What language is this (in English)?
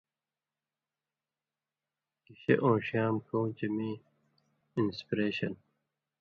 Indus Kohistani